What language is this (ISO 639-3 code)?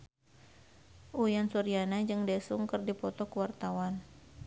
sun